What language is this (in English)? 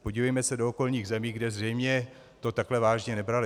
Czech